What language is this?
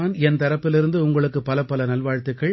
Tamil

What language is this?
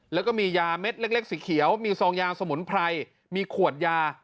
Thai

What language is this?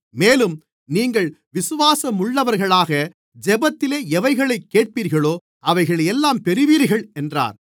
Tamil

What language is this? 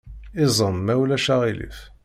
Kabyle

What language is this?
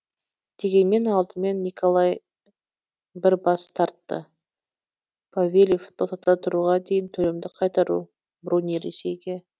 Kazakh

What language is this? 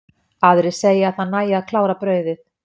Icelandic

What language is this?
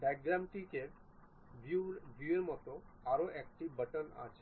Bangla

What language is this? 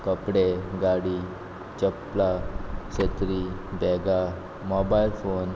Konkani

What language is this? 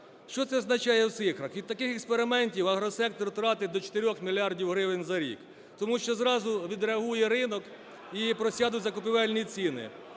Ukrainian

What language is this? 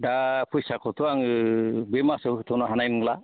Bodo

